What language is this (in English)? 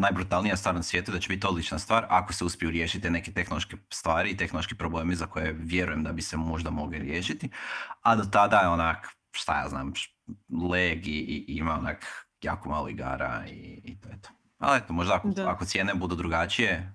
Croatian